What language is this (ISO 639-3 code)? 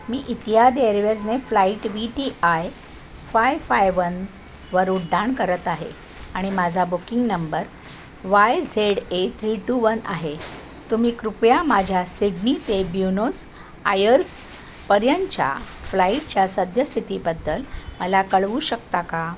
mar